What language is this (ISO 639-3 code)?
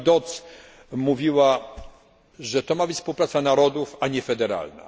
pol